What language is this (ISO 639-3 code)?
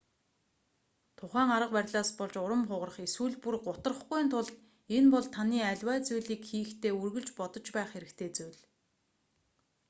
mon